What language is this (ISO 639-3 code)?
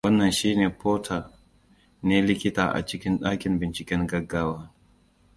hau